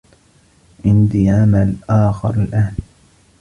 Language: Arabic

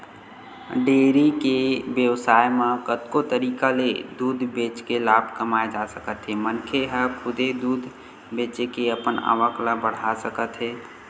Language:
Chhattisgarhi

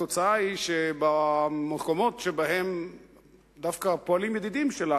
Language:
Hebrew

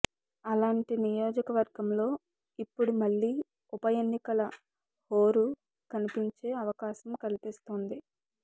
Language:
Telugu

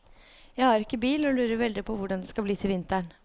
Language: Norwegian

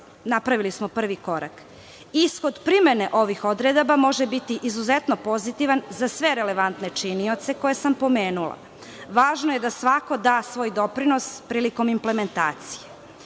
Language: Serbian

